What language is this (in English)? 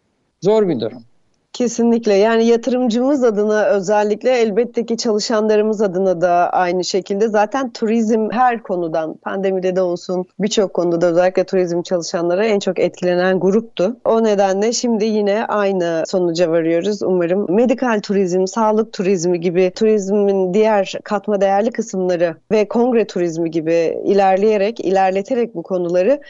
Turkish